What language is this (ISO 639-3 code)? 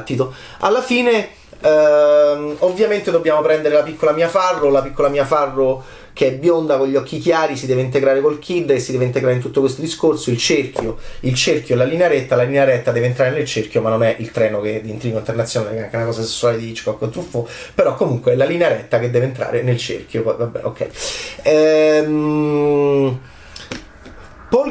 ita